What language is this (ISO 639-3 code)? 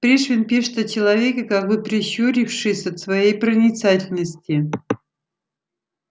rus